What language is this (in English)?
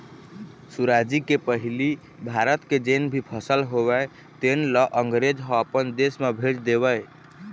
Chhattisgarhi